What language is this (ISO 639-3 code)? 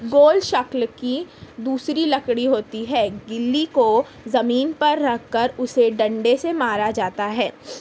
urd